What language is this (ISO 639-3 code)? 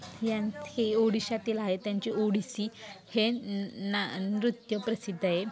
mar